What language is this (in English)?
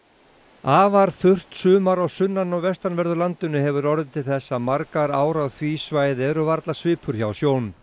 Icelandic